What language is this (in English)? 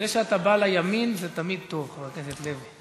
Hebrew